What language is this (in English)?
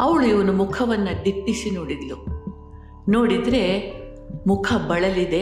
Kannada